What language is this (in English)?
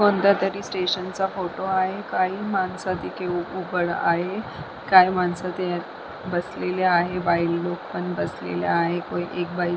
Marathi